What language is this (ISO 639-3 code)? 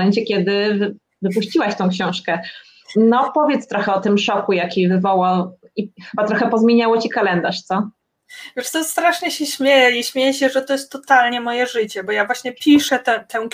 pol